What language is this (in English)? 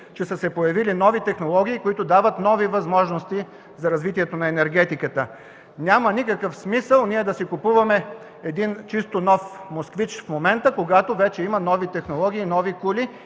Bulgarian